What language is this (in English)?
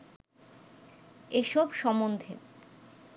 Bangla